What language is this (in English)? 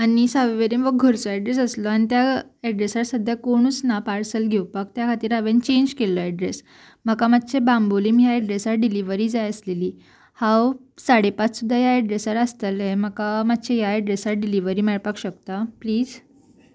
Konkani